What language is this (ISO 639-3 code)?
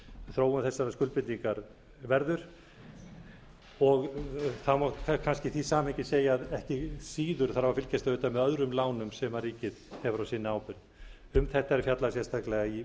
isl